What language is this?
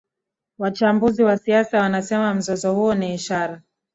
Swahili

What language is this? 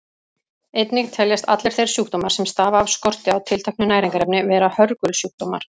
Icelandic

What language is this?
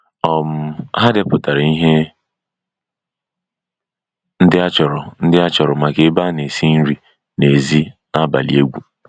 Igbo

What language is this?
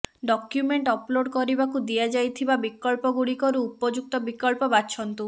Odia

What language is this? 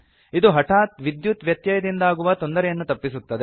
Kannada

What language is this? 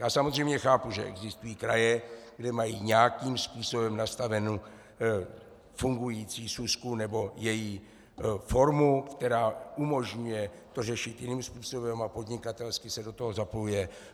Czech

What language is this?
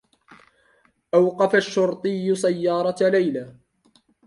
Arabic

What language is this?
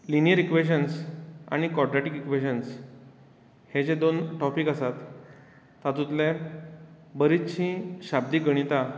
Konkani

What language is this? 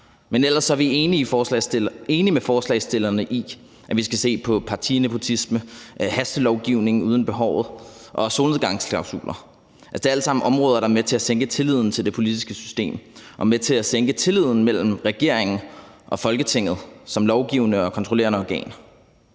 Danish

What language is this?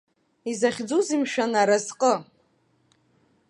Abkhazian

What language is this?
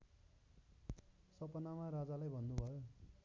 Nepali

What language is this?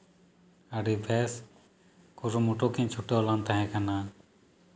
Santali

